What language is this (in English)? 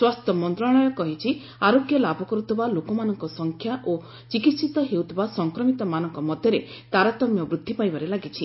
Odia